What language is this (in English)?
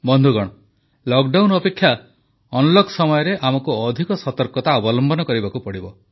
Odia